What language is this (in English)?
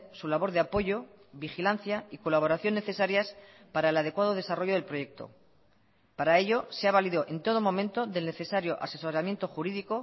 Spanish